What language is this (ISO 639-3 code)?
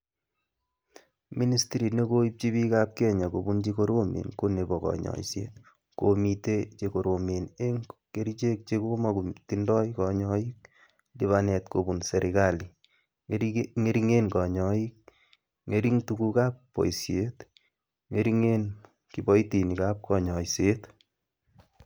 kln